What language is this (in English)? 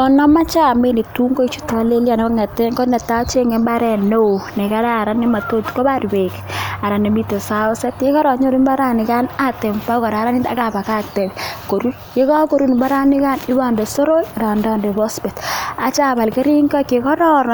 Kalenjin